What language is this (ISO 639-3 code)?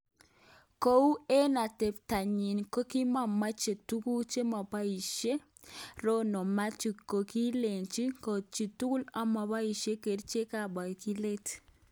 kln